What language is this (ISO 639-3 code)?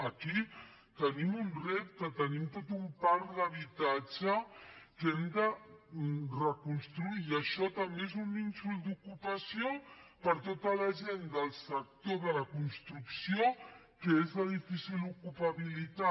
cat